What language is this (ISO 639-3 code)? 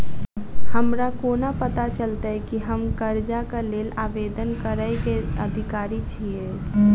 mai